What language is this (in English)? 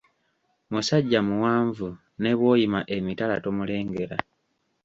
Ganda